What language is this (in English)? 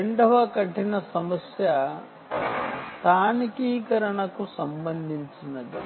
Telugu